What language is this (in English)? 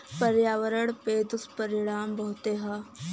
Bhojpuri